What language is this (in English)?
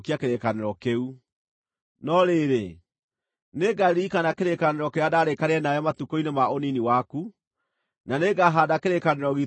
Kikuyu